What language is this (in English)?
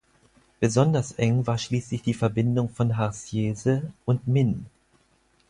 German